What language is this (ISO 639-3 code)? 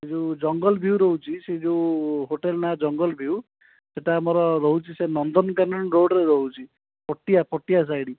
ori